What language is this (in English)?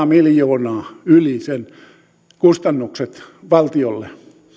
Finnish